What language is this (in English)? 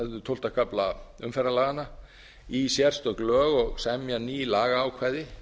Icelandic